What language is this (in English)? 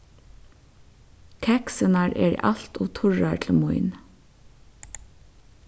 Faroese